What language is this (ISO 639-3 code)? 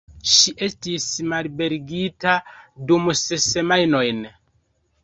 epo